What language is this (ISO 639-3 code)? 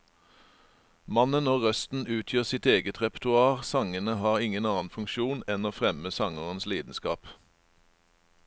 nor